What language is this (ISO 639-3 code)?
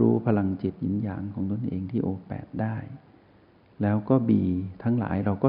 tha